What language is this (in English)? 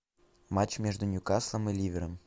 Russian